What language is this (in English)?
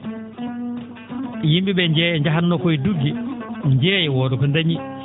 Fula